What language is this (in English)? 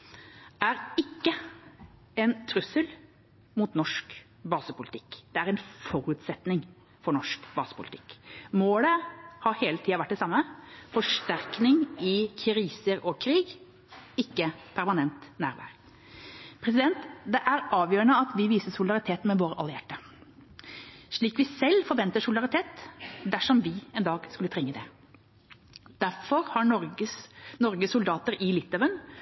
Norwegian Bokmål